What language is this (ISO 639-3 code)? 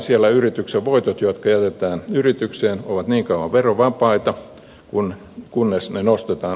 fin